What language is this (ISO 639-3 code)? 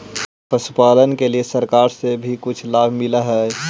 mag